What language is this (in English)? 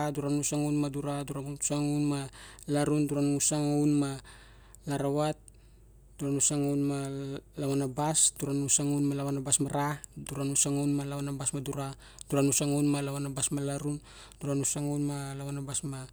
Barok